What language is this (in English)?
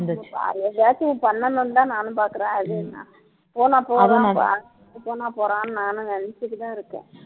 Tamil